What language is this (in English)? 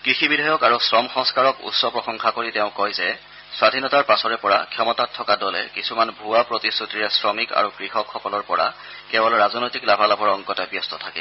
Assamese